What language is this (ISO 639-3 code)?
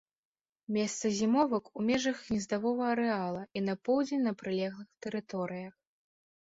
bel